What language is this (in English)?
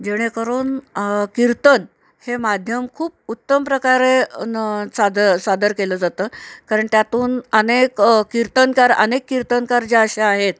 Marathi